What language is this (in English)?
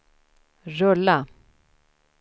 Swedish